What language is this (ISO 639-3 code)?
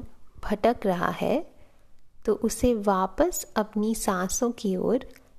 hin